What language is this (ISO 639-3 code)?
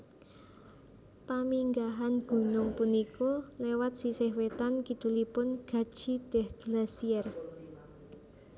jav